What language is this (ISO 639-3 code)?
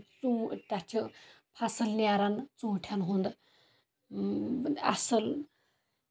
kas